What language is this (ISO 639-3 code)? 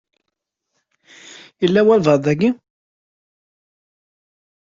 kab